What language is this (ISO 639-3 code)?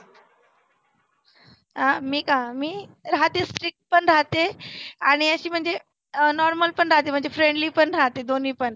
mar